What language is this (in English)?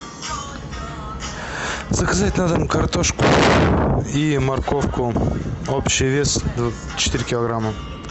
Russian